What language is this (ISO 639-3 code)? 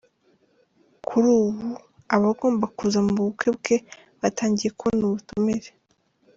kin